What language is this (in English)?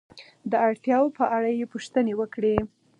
Pashto